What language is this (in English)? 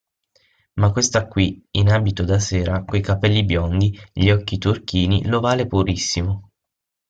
Italian